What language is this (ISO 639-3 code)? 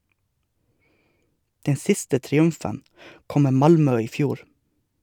nor